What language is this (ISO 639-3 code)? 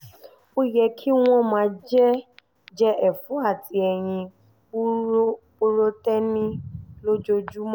yor